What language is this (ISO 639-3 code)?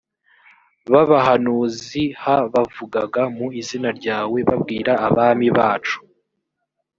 kin